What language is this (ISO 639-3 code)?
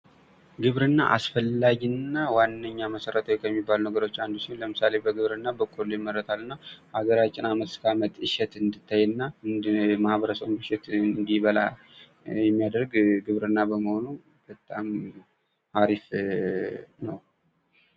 amh